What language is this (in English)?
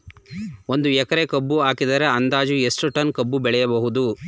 Kannada